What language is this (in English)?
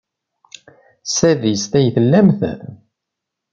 Kabyle